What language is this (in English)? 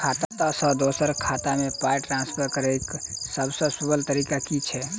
Maithili